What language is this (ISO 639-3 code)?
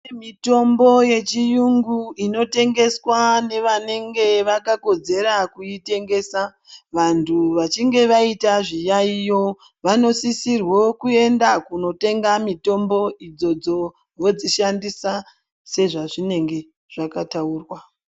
ndc